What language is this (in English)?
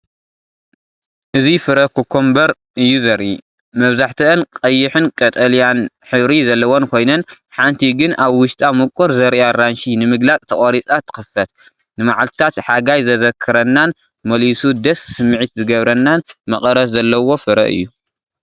Tigrinya